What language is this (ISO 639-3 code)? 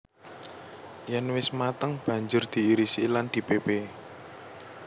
jav